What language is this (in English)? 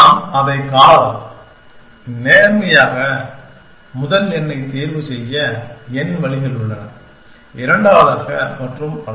Tamil